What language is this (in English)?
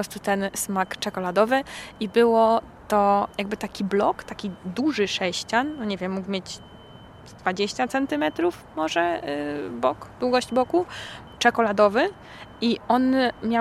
Polish